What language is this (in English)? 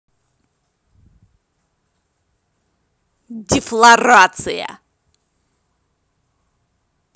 Russian